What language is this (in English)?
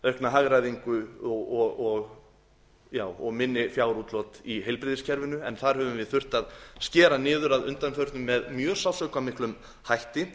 Icelandic